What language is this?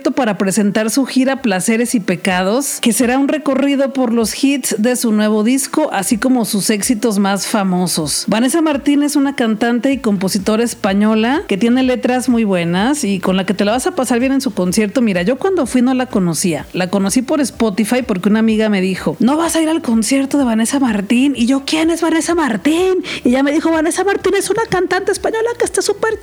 Spanish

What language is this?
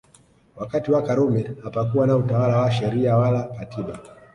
Swahili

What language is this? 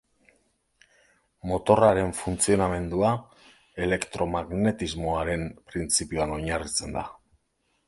Basque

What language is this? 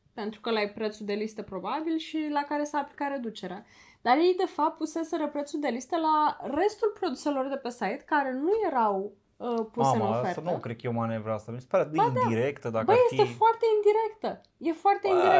Romanian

